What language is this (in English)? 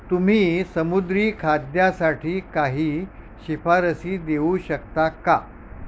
Marathi